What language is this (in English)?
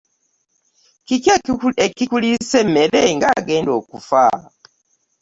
Ganda